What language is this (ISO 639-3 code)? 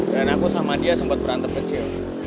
ind